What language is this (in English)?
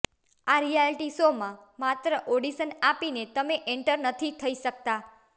Gujarati